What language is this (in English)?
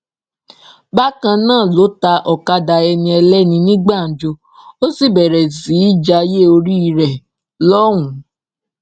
Yoruba